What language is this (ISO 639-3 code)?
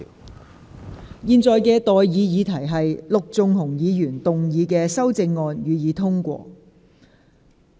yue